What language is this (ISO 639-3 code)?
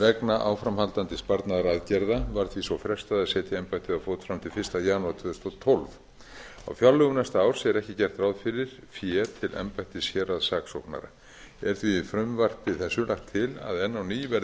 isl